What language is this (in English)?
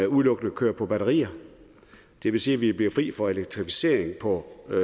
Danish